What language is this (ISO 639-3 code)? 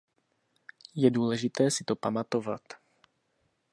ces